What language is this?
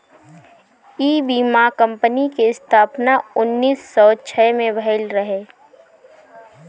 Bhojpuri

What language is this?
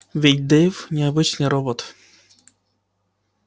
Russian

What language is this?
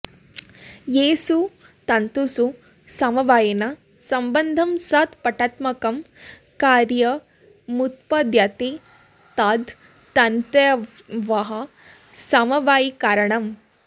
Sanskrit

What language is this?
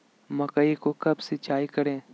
Magahi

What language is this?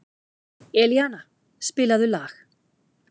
Icelandic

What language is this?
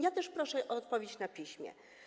Polish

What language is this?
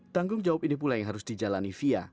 Indonesian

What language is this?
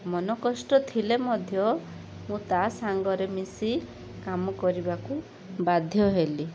Odia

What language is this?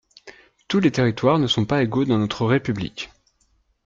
French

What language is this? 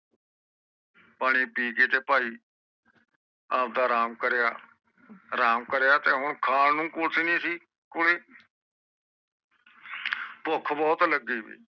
Punjabi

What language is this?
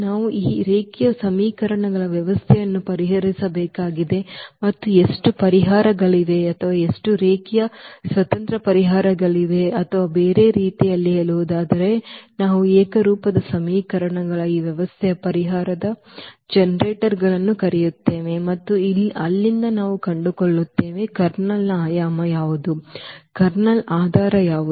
Kannada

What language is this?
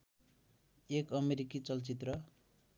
Nepali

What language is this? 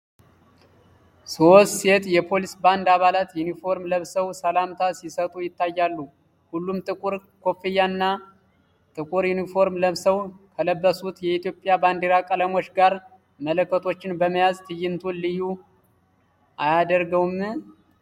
Amharic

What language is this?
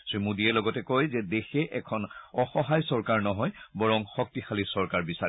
Assamese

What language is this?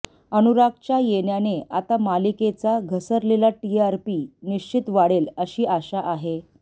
Marathi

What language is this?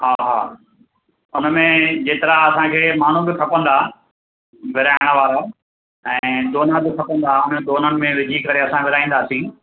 Sindhi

